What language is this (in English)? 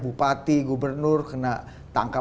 Indonesian